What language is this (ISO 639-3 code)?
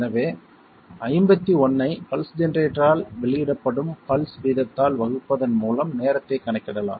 tam